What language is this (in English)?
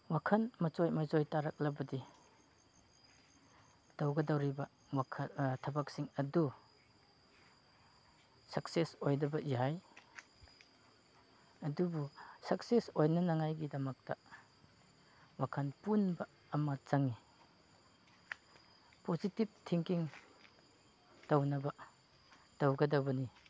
Manipuri